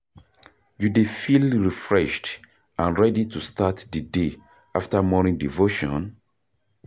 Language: Nigerian Pidgin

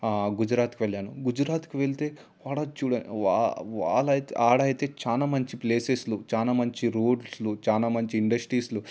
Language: Telugu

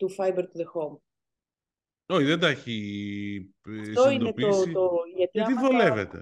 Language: Greek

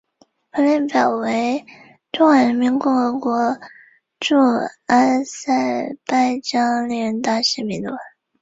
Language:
Chinese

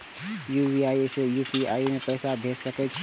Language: Maithili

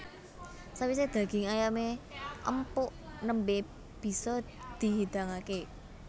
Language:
Javanese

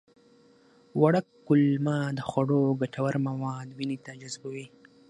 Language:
Pashto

